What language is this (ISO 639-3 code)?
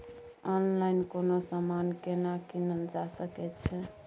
mai